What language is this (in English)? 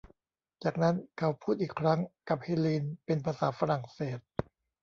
Thai